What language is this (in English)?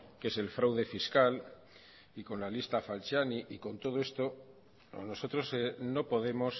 Spanish